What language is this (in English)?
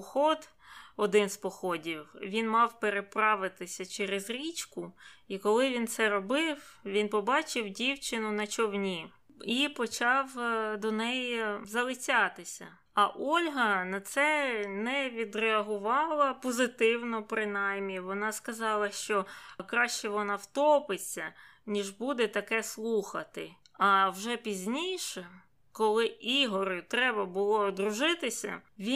Ukrainian